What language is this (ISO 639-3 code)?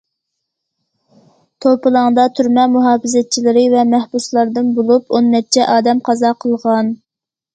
uig